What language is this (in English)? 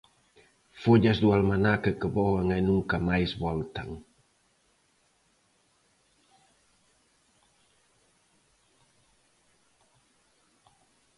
Galician